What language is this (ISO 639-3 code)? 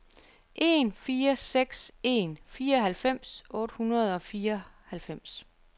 dan